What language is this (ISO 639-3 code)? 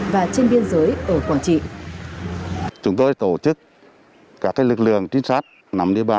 vie